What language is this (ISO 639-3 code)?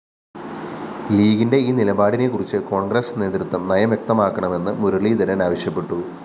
mal